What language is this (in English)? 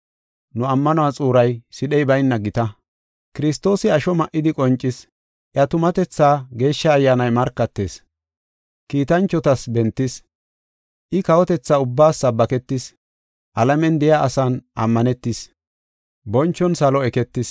Gofa